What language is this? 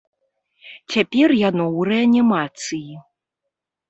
Belarusian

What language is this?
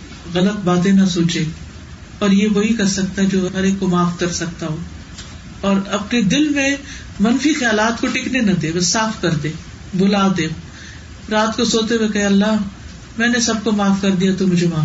Urdu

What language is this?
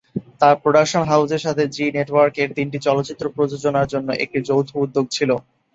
Bangla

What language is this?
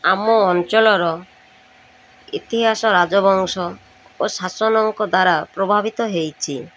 Odia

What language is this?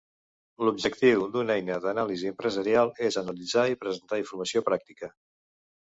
Catalan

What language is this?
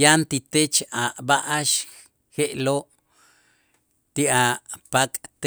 Itzá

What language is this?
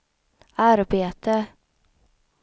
Swedish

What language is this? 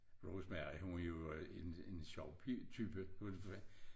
Danish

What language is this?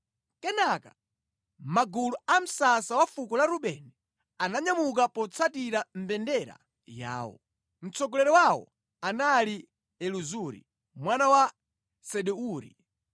Nyanja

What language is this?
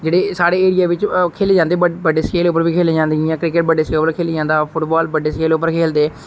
Dogri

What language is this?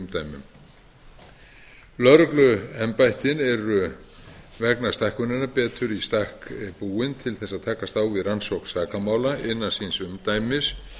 Icelandic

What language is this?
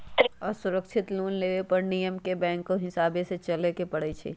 Magahi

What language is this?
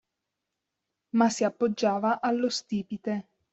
Italian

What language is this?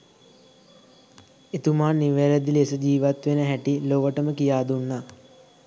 Sinhala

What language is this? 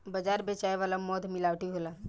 Bhojpuri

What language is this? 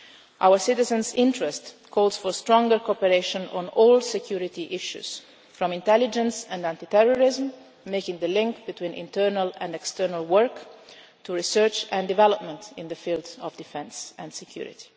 English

